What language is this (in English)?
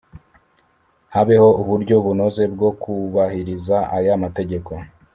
Kinyarwanda